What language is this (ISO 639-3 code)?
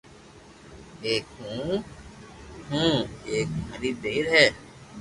lrk